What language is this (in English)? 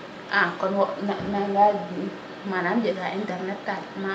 Serer